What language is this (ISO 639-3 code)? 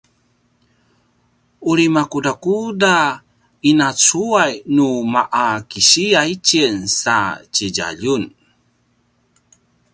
pwn